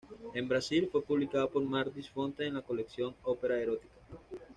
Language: Spanish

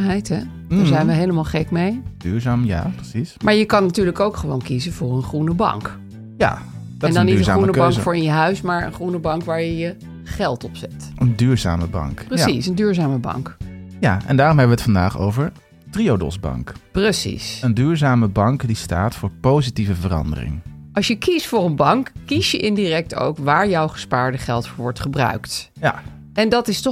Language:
Dutch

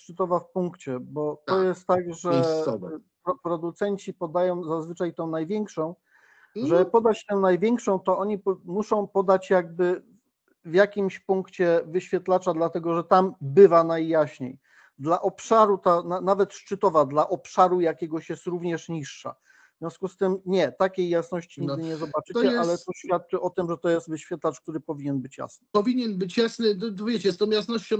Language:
Polish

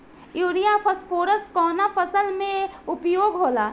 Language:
Bhojpuri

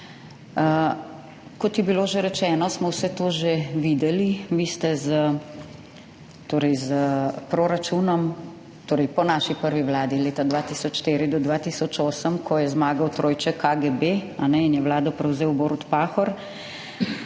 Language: Slovenian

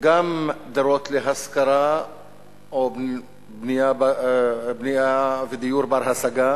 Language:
Hebrew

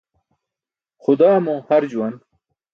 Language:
Burushaski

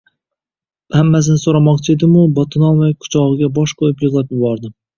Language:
Uzbek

